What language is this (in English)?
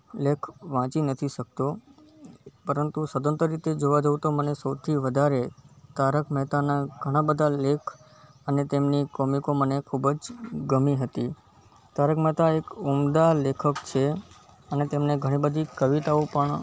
Gujarati